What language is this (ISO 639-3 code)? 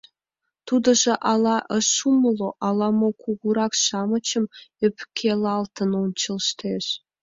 chm